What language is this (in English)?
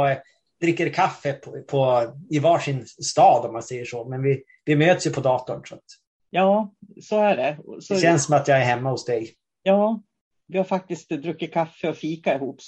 Swedish